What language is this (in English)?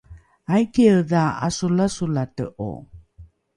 Rukai